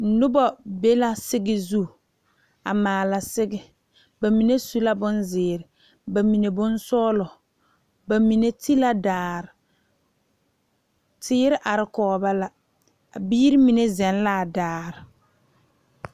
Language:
Southern Dagaare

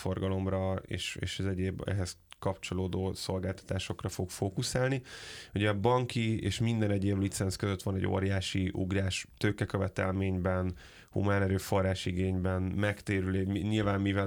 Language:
Hungarian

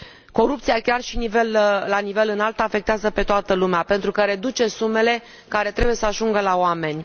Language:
Romanian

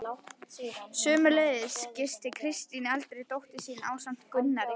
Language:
Icelandic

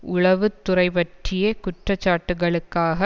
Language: Tamil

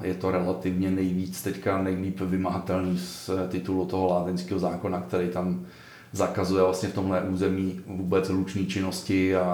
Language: Czech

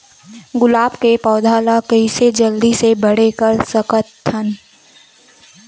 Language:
Chhattisgarhi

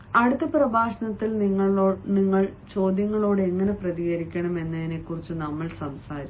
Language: Malayalam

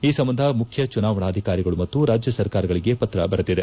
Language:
Kannada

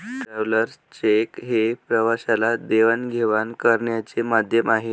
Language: Marathi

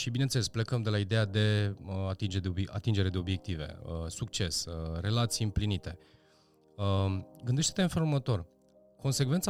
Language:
Romanian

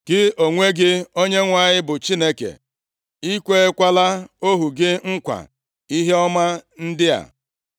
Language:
Igbo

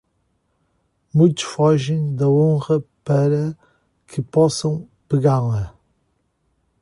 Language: Portuguese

